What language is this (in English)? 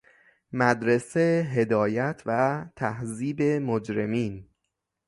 Persian